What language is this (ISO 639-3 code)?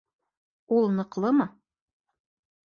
bak